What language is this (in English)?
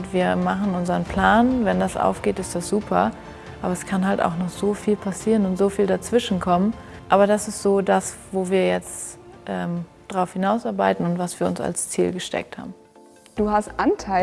German